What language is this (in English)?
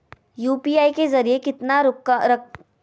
Magahi